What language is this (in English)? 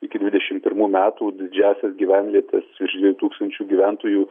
Lithuanian